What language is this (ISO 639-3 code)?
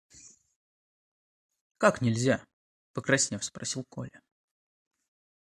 rus